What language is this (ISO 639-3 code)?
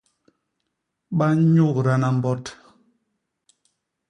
bas